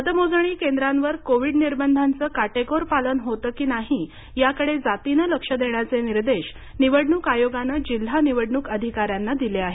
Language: Marathi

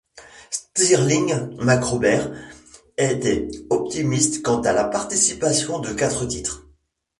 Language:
French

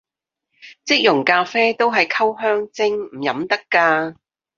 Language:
Cantonese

